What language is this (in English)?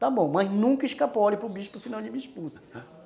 Portuguese